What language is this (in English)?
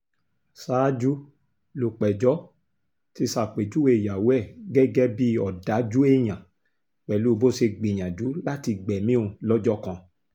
Yoruba